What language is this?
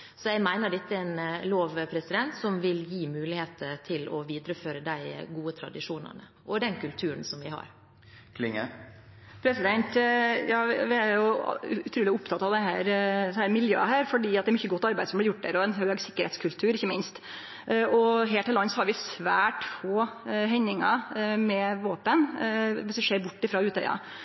Norwegian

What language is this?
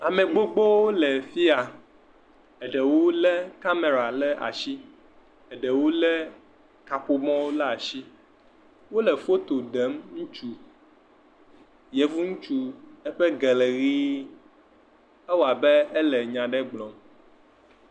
Ewe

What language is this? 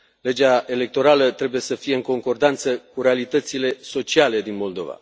Romanian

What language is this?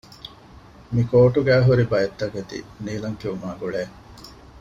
Divehi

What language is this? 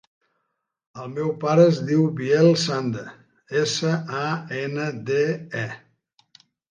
Catalan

